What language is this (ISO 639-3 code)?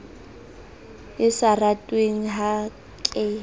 sot